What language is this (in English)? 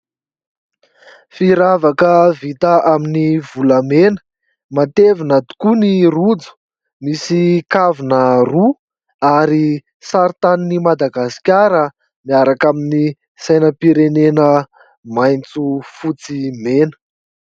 Malagasy